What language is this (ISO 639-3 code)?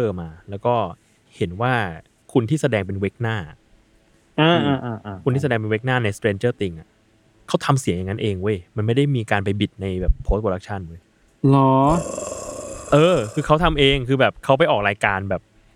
tha